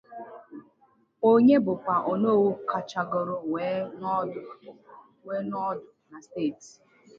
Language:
Igbo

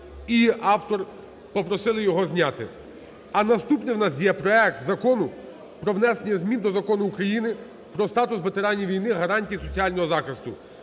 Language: Ukrainian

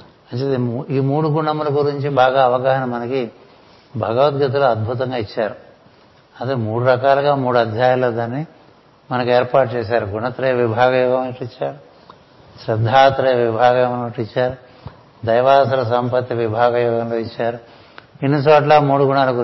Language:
Telugu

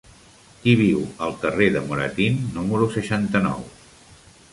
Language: Catalan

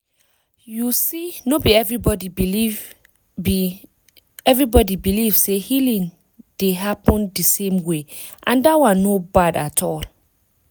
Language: Nigerian Pidgin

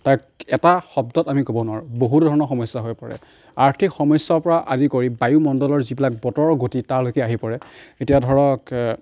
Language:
Assamese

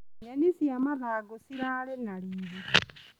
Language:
Kikuyu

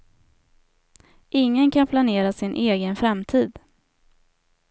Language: Swedish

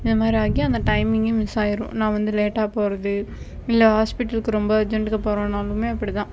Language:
Tamil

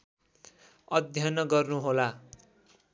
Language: Nepali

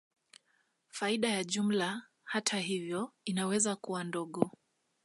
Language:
Swahili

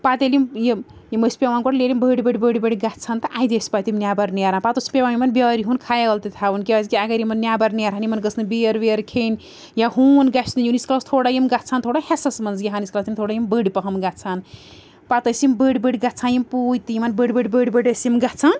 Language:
Kashmiri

